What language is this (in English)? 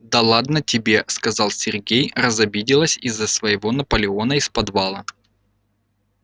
Russian